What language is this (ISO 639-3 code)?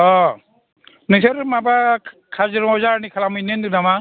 brx